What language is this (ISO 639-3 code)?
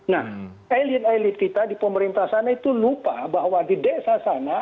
ind